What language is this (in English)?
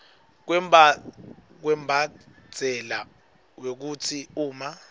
Swati